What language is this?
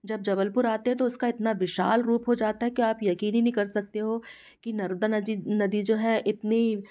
Hindi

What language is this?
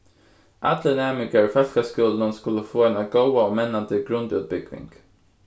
Faroese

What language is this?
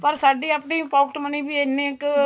Punjabi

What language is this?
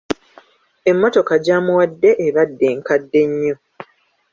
Ganda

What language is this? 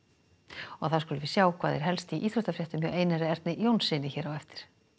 Icelandic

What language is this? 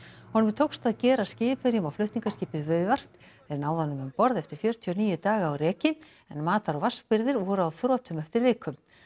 Icelandic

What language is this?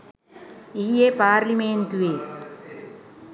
Sinhala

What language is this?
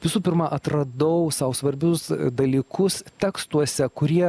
Lithuanian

